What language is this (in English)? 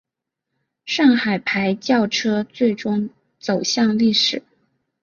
Chinese